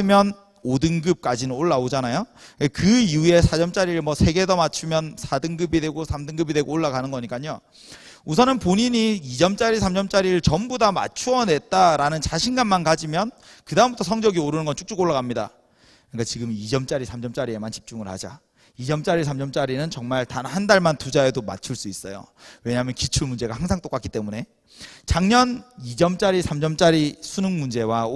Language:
Korean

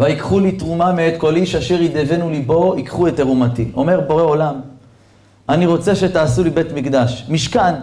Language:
Hebrew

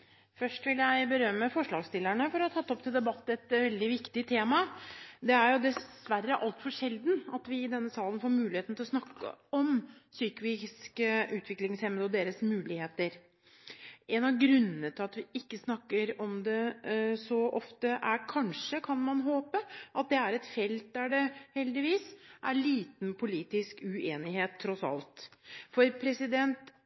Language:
Norwegian Bokmål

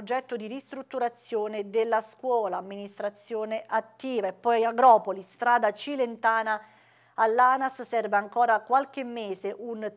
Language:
Italian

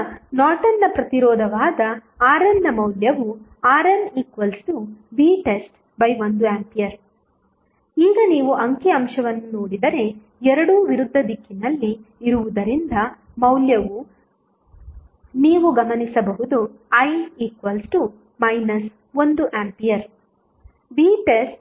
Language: Kannada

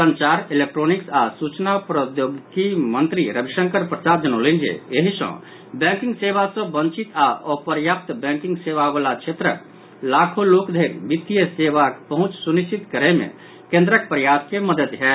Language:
Maithili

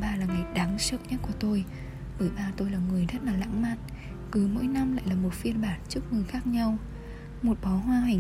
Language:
Vietnamese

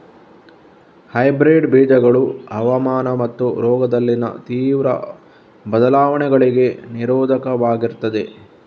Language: Kannada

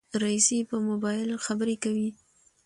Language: Pashto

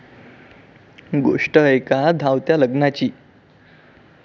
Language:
Marathi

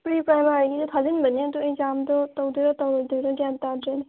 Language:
Manipuri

